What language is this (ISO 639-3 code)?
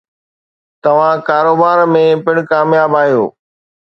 snd